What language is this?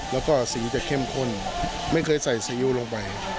Thai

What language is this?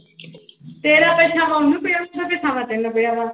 Punjabi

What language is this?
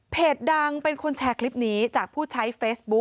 Thai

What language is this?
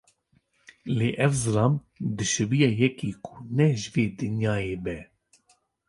Kurdish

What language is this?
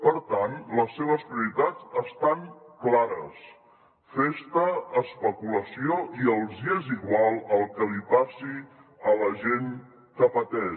Catalan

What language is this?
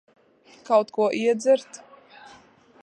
Latvian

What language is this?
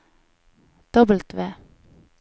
Norwegian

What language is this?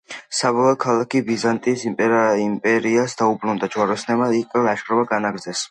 Georgian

